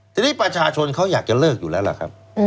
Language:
Thai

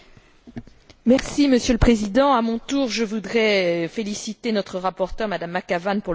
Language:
French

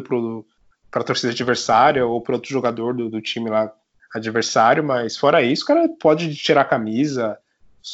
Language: Portuguese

